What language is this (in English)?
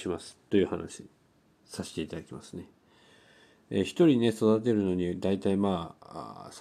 Japanese